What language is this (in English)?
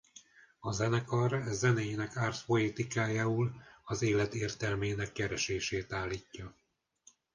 Hungarian